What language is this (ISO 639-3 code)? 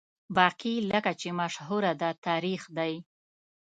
pus